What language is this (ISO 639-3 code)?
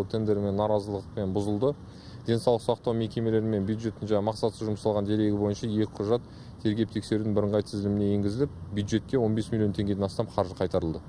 rus